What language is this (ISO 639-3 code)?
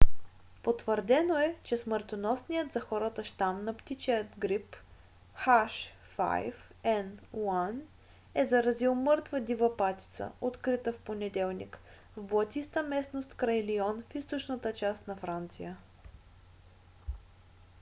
bul